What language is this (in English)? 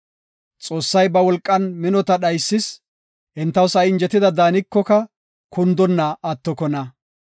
Gofa